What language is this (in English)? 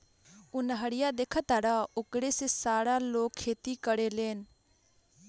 Bhojpuri